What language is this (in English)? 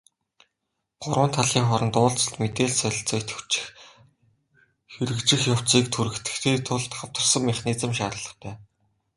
Mongolian